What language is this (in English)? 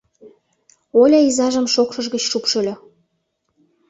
Mari